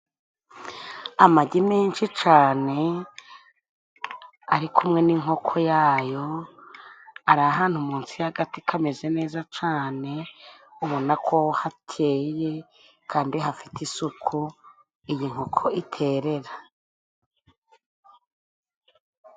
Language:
Kinyarwanda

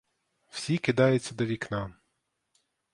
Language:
Ukrainian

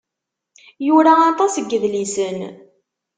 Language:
Kabyle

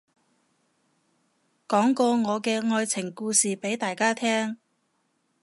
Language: Cantonese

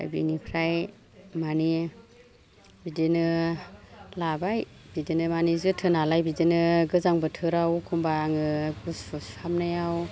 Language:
Bodo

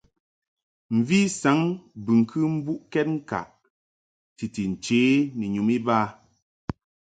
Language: Mungaka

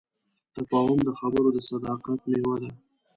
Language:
Pashto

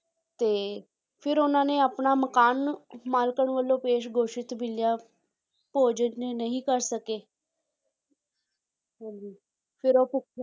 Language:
Punjabi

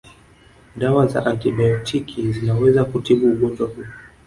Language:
Swahili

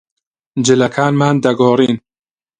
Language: Central Kurdish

